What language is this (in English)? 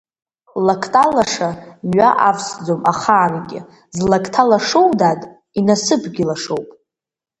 Abkhazian